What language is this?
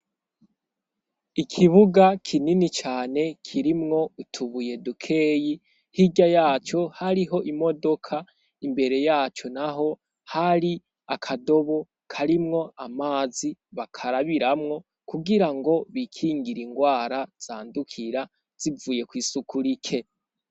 Rundi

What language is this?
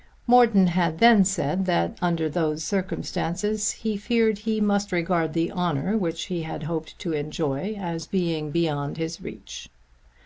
English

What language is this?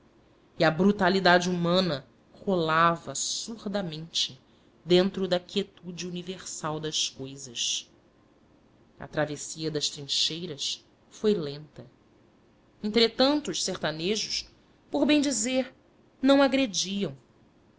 Portuguese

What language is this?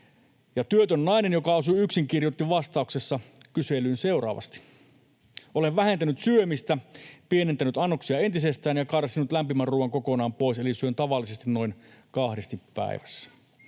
Finnish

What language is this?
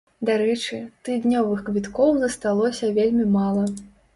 Belarusian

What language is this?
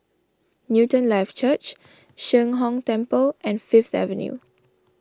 English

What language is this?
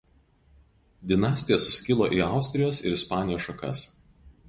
Lithuanian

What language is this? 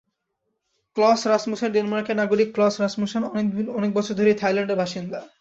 Bangla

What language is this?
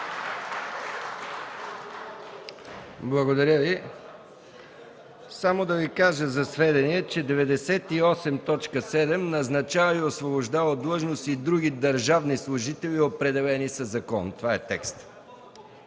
Bulgarian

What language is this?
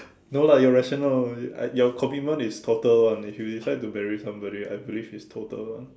English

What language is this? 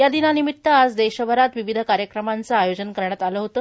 Marathi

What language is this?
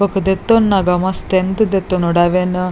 Tulu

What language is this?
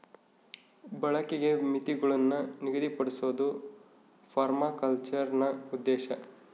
Kannada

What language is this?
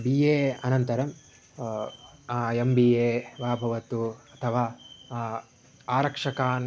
Sanskrit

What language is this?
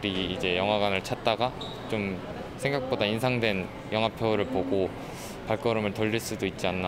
Korean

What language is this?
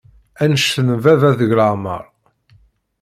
Kabyle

